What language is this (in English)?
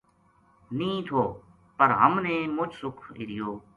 Gujari